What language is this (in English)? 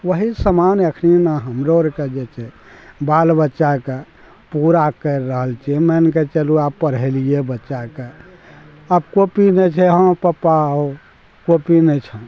Maithili